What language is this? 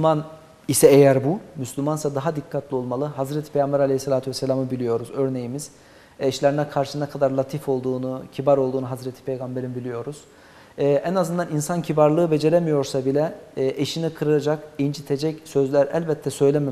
Turkish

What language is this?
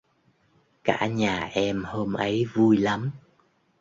Vietnamese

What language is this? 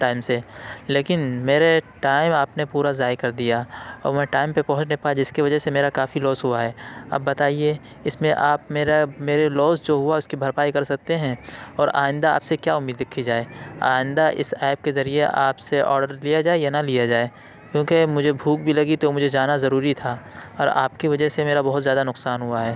Urdu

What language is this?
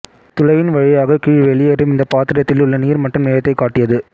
Tamil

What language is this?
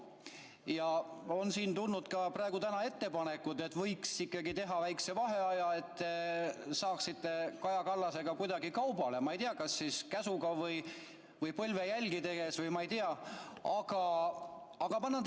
Estonian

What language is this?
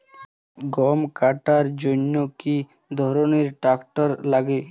Bangla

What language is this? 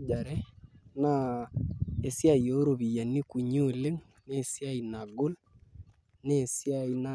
Masai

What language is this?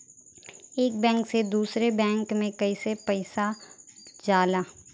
Bhojpuri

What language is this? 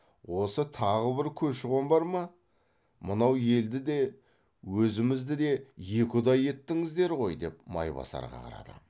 Kazakh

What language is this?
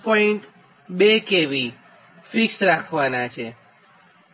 Gujarati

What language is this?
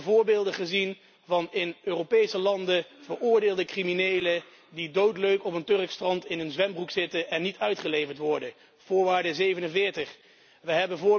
Dutch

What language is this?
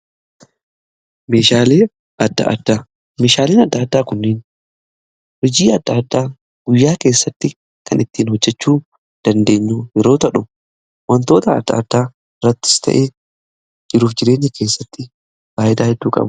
Oromo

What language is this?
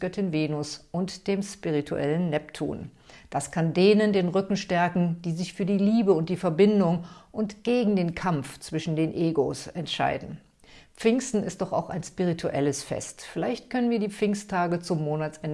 German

